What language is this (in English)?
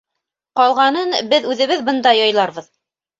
Bashkir